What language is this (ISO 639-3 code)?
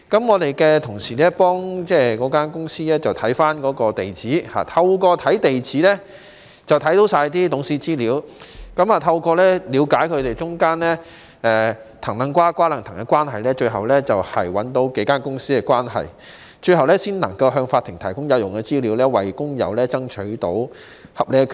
yue